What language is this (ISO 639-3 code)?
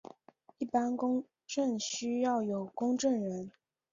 zho